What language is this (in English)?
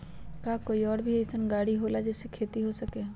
Magahi